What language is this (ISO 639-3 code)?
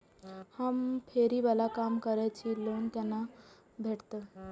mai